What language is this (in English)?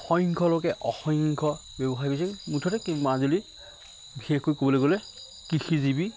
Assamese